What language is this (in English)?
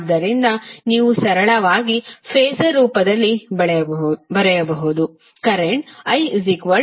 Kannada